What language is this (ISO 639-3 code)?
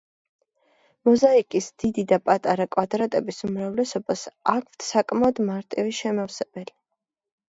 kat